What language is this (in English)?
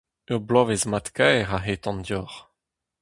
Breton